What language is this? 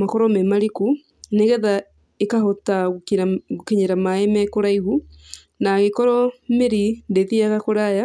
Kikuyu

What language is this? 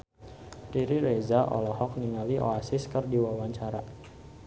Sundanese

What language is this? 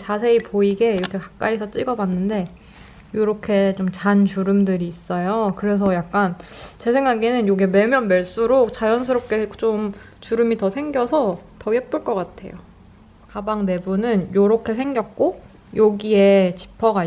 Korean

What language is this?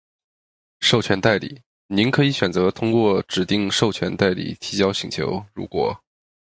Chinese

